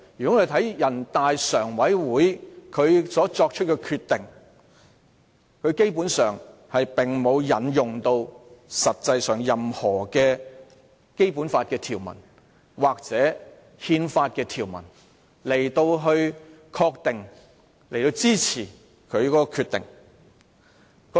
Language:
Cantonese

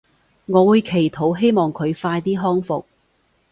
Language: Cantonese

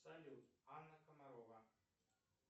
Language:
Russian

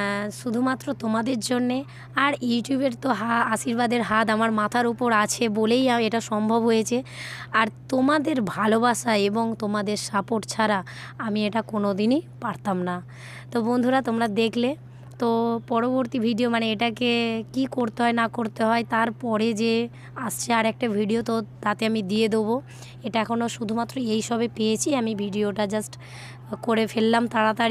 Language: Arabic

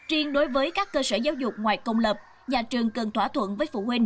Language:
Vietnamese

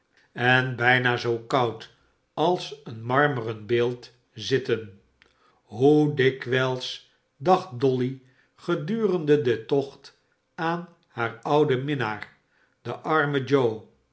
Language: Dutch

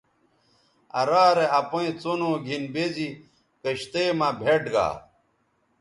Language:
Bateri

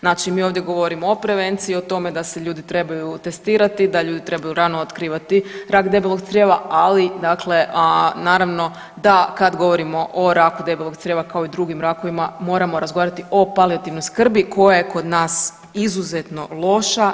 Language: Croatian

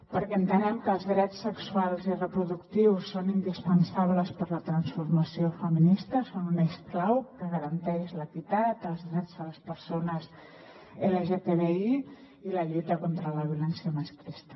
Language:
Catalan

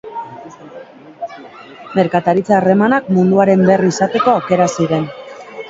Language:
Basque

